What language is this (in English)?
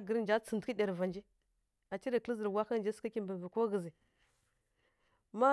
Kirya-Konzəl